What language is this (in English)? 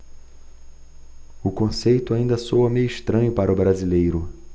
Portuguese